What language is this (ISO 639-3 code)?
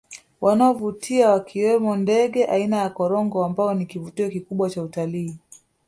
swa